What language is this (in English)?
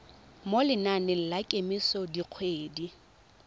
Tswana